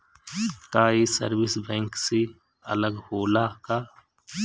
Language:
Bhojpuri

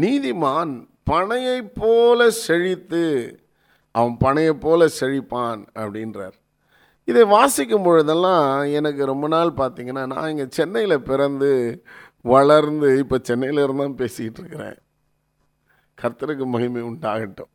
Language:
Tamil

